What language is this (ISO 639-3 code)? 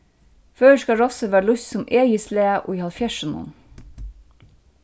fao